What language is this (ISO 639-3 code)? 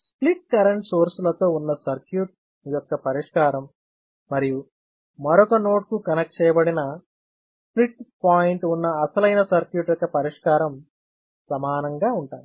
tel